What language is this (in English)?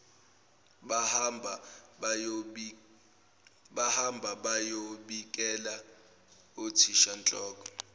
Zulu